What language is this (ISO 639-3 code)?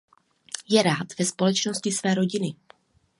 ces